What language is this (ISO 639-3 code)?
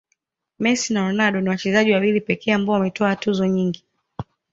swa